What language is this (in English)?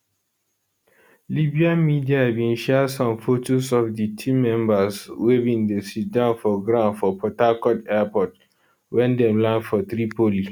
Nigerian Pidgin